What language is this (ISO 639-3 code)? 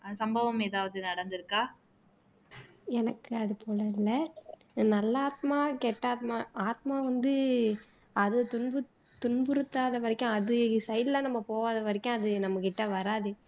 tam